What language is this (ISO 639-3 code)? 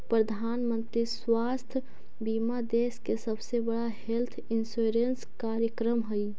mag